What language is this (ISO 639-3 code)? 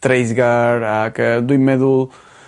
cym